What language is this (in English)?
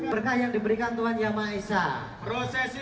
Indonesian